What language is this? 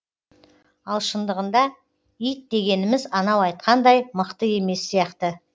Kazakh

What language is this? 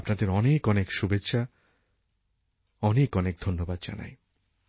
Bangla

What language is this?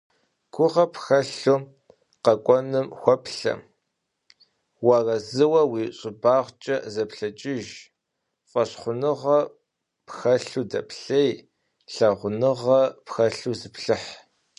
Kabardian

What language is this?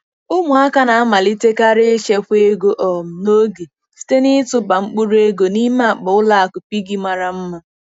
Igbo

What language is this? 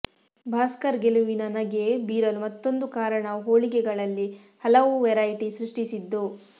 Kannada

